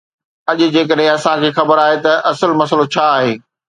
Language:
Sindhi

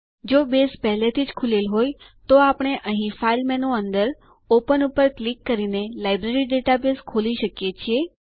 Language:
Gujarati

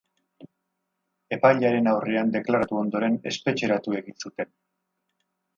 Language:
Basque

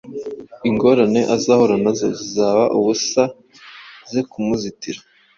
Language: Kinyarwanda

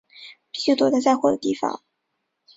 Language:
Chinese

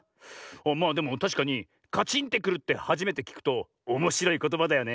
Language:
Japanese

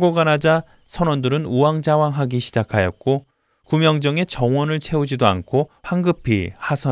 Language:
Korean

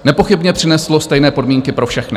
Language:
Czech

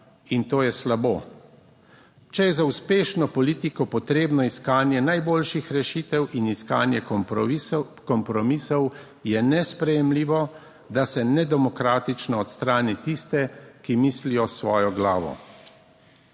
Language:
Slovenian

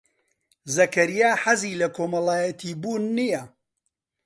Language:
Central Kurdish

